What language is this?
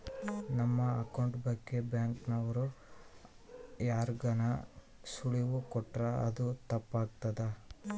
Kannada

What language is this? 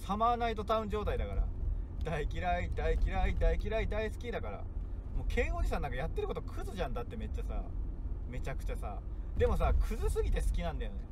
Japanese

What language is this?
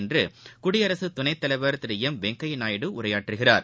Tamil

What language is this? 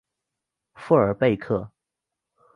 Chinese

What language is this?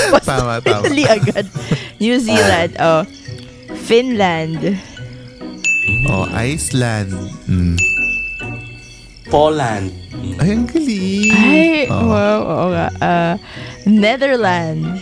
Filipino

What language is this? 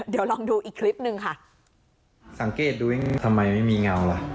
Thai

